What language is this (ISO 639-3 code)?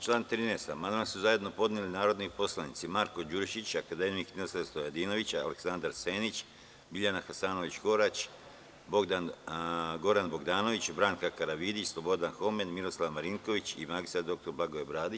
srp